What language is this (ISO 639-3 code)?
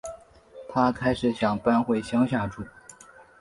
zho